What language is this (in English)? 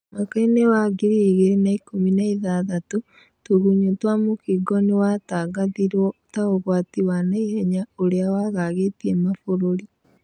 Kikuyu